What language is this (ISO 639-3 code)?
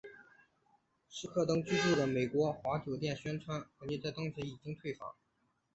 zho